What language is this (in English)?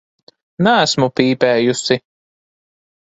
Latvian